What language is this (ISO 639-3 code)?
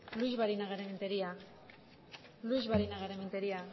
eus